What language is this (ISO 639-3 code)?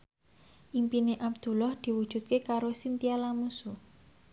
jav